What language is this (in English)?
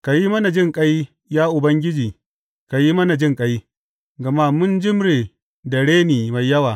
Hausa